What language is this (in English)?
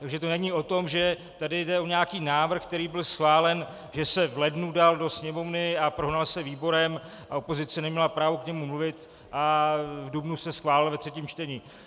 Czech